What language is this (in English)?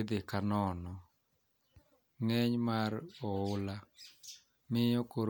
Luo (Kenya and Tanzania)